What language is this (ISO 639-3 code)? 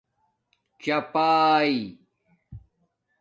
dmk